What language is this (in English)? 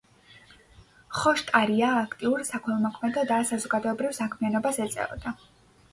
Georgian